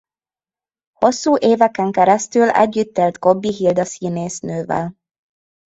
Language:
Hungarian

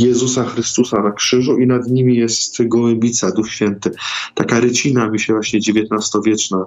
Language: Polish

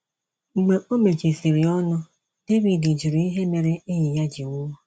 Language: Igbo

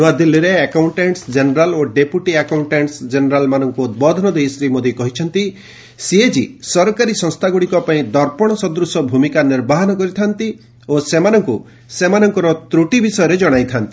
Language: Odia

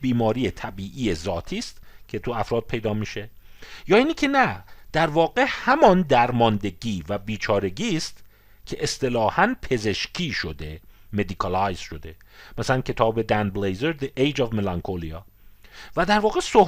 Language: Persian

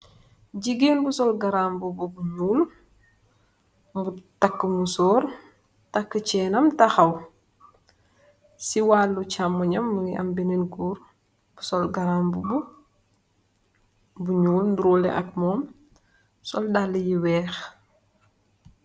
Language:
Wolof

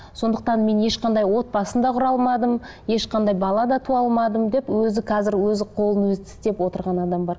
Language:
Kazakh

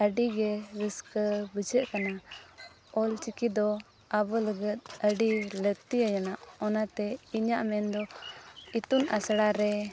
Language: Santali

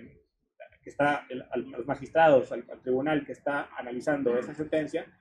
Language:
Spanish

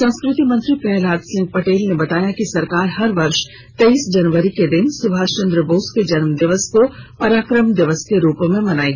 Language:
Hindi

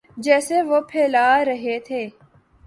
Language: Urdu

